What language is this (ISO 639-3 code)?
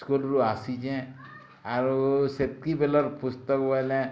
ori